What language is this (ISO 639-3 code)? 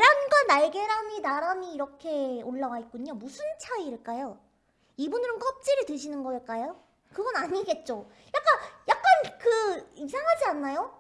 kor